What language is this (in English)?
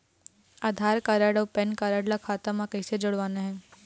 Chhattisgarhi